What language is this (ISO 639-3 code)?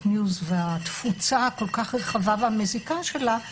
heb